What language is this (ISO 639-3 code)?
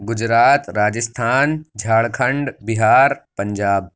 urd